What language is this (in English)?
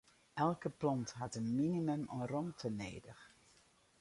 Western Frisian